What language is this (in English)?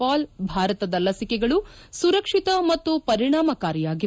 Kannada